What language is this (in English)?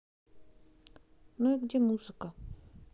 Russian